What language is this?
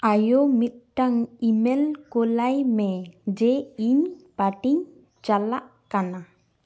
Santali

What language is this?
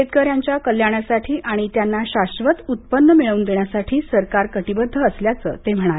Marathi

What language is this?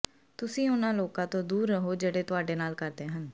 Punjabi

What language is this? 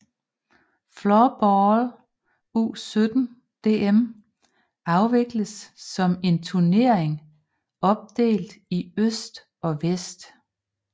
Danish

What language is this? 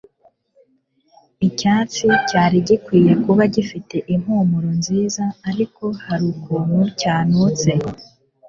Kinyarwanda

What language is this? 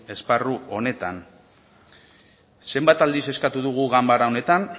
Basque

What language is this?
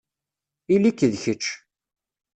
Kabyle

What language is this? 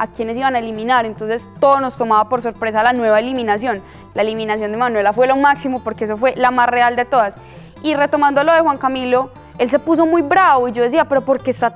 Spanish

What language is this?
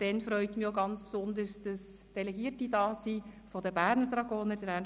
Swiss German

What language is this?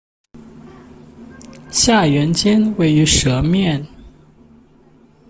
Chinese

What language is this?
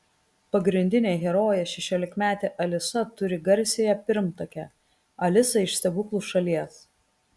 Lithuanian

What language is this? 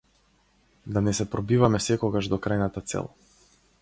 Macedonian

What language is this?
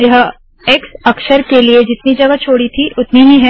Hindi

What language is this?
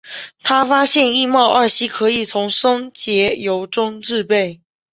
Chinese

